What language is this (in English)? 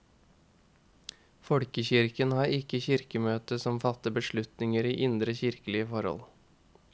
Norwegian